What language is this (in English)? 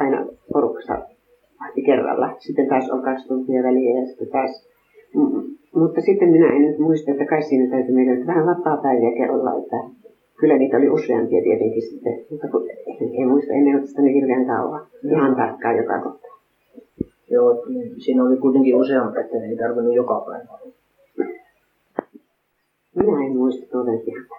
Finnish